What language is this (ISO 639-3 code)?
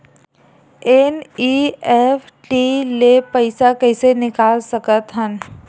hne